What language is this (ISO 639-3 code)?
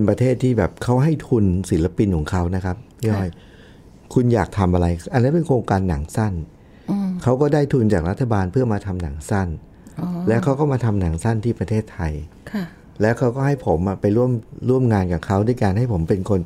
tha